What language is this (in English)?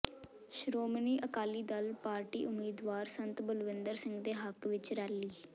Punjabi